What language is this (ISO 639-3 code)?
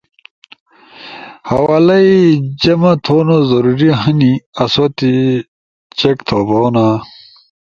ush